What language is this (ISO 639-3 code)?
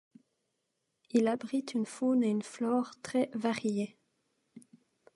fra